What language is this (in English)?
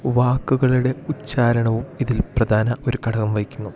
Malayalam